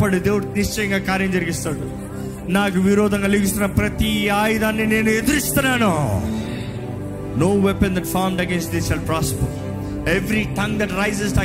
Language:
Telugu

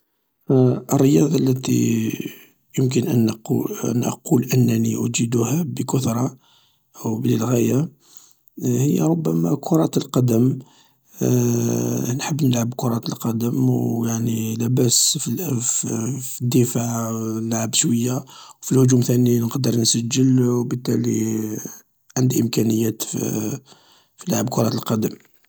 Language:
Algerian Arabic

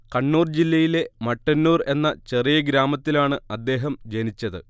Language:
Malayalam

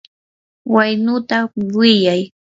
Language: Yanahuanca Pasco Quechua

